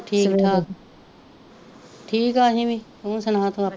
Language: Punjabi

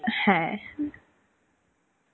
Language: Bangla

